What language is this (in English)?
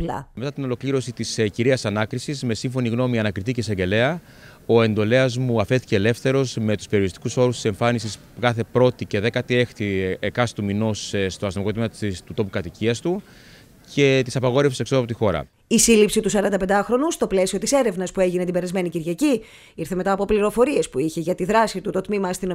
Greek